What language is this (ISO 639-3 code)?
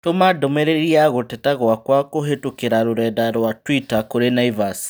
kik